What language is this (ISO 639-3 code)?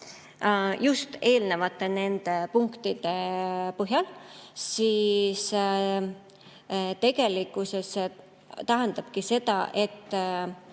est